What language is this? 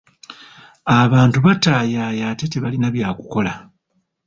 Ganda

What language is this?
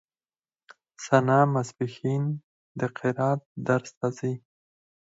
Pashto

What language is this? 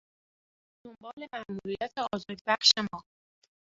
Persian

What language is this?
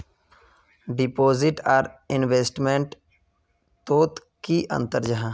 Magahi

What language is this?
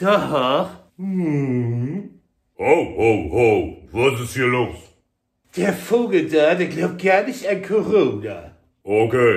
German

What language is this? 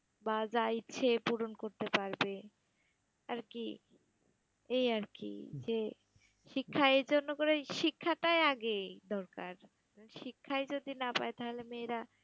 Bangla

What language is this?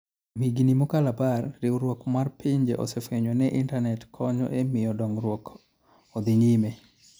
Luo (Kenya and Tanzania)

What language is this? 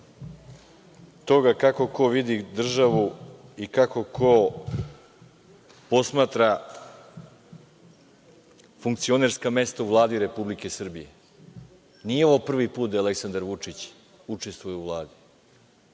Serbian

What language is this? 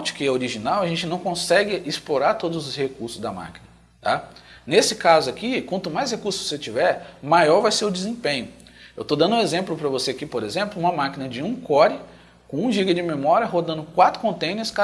Portuguese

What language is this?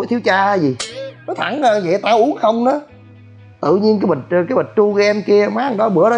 Vietnamese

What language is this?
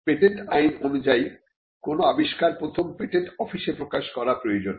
Bangla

